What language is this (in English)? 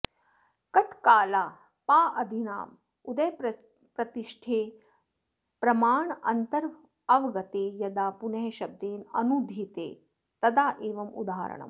Sanskrit